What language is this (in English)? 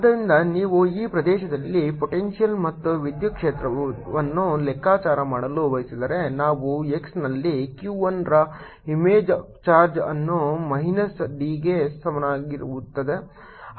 Kannada